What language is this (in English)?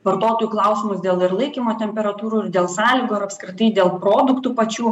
Lithuanian